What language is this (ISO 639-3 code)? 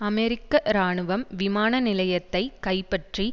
tam